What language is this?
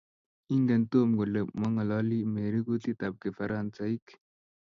Kalenjin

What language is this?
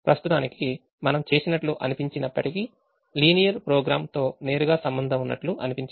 Telugu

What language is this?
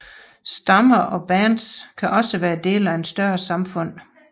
Danish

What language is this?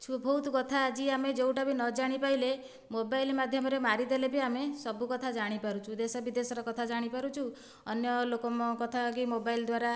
Odia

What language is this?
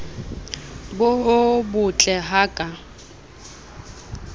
Southern Sotho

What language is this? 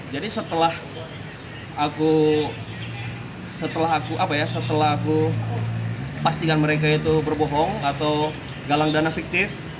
Indonesian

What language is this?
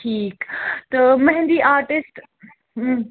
Kashmiri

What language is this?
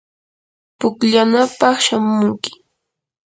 Yanahuanca Pasco Quechua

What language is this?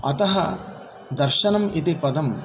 Sanskrit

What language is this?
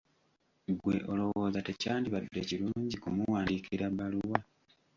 Ganda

